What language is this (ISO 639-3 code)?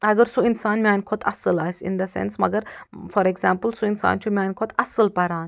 kas